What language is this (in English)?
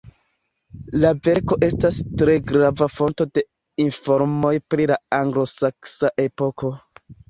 Esperanto